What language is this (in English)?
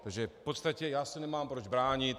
Czech